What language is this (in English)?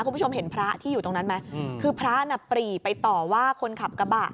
Thai